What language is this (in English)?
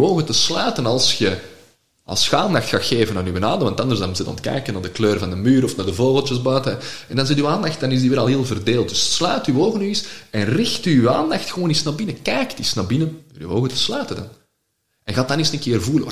Dutch